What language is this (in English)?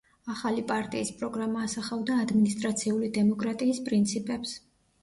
Georgian